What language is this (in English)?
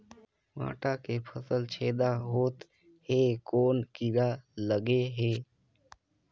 Chhattisgarhi